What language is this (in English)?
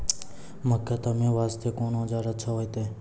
Maithili